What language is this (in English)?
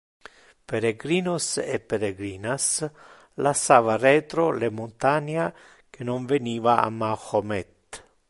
Interlingua